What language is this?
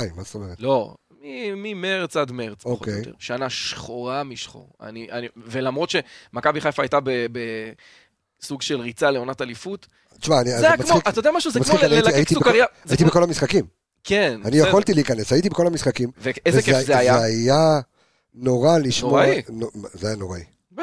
Hebrew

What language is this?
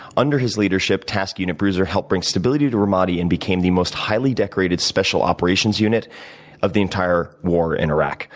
English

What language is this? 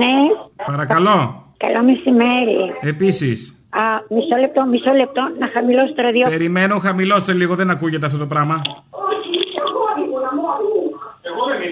Greek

